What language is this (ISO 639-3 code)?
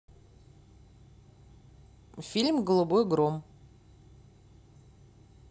rus